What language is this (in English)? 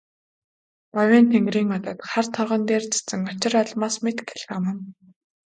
Mongolian